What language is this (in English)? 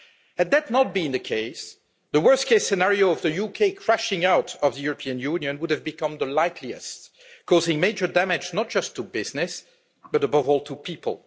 English